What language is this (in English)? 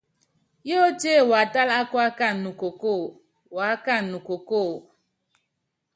Yangben